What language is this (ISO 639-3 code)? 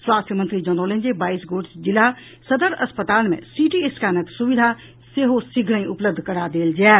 mai